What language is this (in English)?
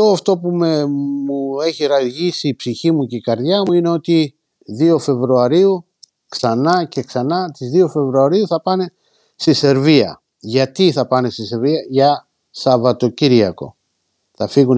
Greek